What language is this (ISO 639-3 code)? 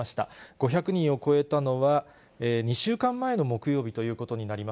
jpn